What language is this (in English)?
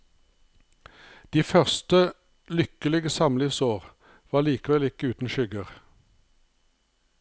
Norwegian